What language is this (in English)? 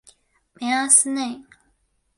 Chinese